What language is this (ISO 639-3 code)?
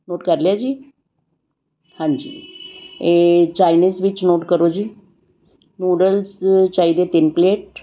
pan